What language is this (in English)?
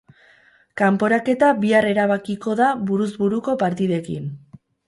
Basque